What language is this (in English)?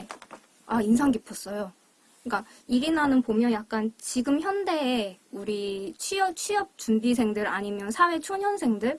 Korean